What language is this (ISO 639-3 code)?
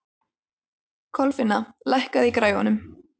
isl